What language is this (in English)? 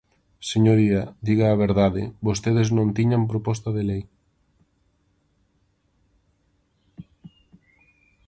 Galician